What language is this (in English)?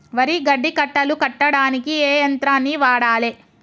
Telugu